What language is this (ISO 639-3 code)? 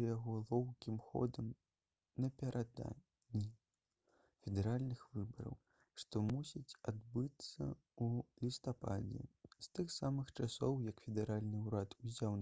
bel